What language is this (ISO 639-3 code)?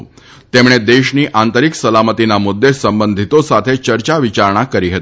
guj